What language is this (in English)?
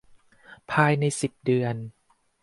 Thai